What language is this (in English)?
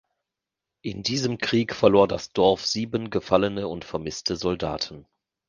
German